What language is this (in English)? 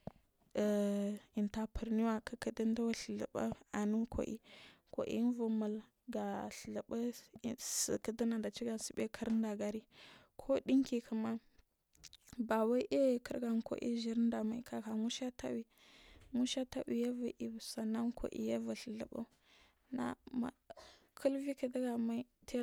Marghi South